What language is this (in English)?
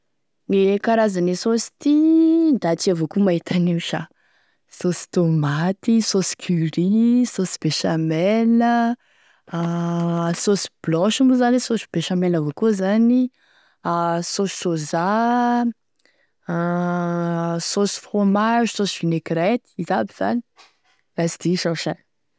Tesaka Malagasy